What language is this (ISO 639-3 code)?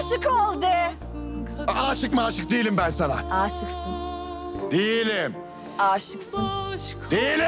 tur